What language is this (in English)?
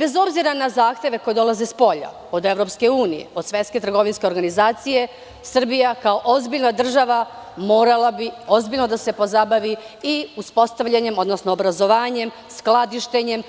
Serbian